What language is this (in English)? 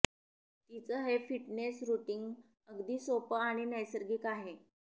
Marathi